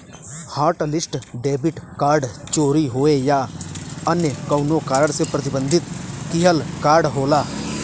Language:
Bhojpuri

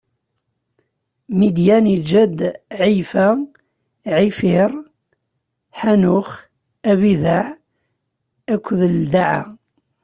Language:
Kabyle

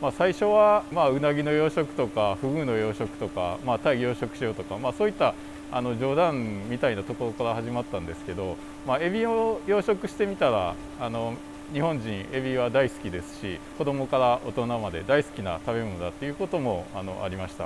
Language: Japanese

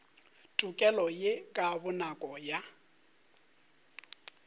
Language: Northern Sotho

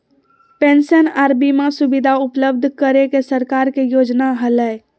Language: Magahi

